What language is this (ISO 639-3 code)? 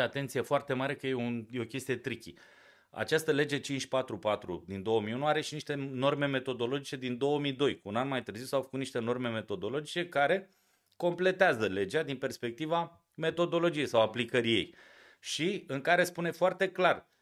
ron